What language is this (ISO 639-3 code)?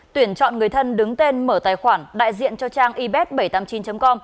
vie